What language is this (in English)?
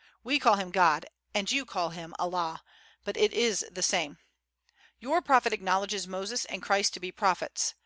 English